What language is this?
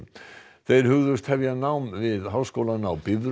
Icelandic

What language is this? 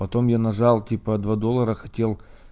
Russian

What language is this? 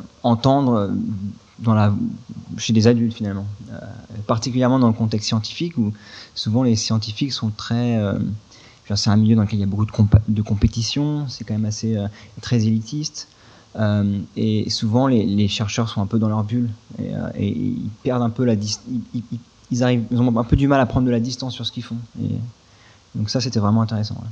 French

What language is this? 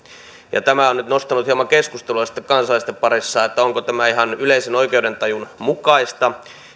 Finnish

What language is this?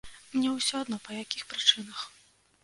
Belarusian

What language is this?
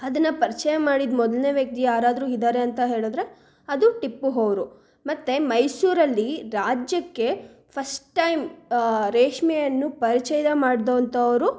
Kannada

